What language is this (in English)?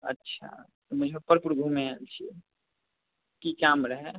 Maithili